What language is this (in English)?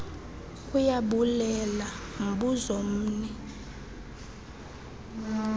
Xhosa